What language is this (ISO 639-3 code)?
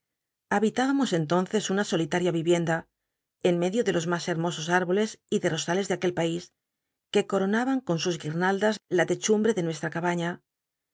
spa